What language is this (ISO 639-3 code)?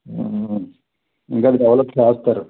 tel